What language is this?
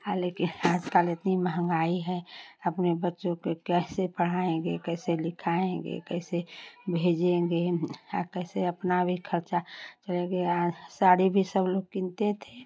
Hindi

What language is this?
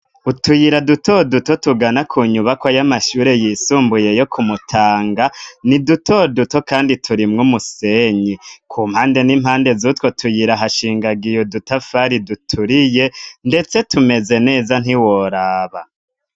Rundi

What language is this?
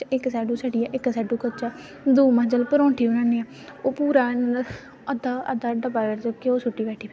Dogri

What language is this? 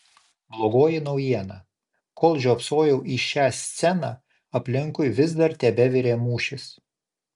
Lithuanian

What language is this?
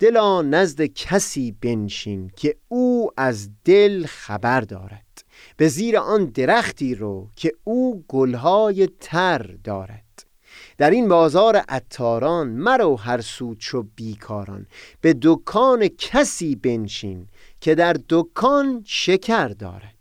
Persian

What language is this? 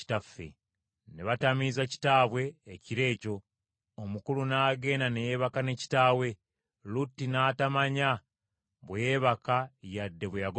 Ganda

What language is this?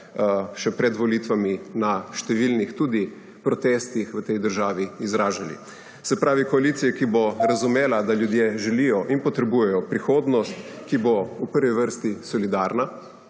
Slovenian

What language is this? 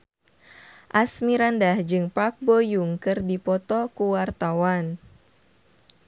Sundanese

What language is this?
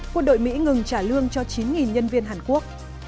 Vietnamese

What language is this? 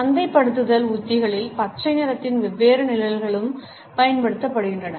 Tamil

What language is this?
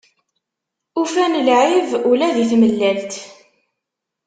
Kabyle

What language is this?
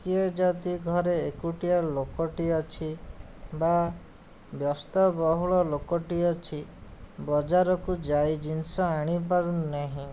Odia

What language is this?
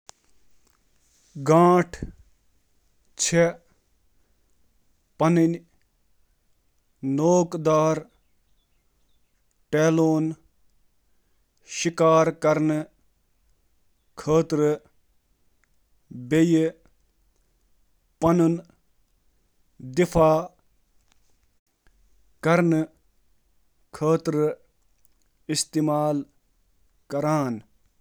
Kashmiri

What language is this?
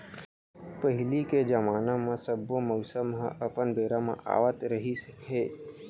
Chhattisgarhi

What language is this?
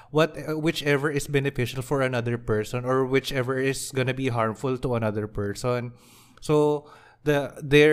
Filipino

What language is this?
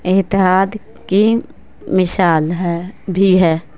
Urdu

